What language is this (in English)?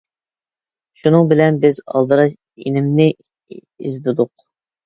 Uyghur